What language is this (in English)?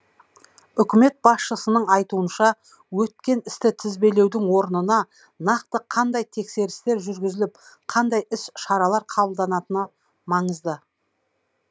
Kazakh